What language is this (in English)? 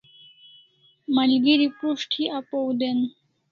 Kalasha